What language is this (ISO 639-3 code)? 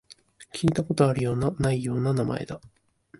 jpn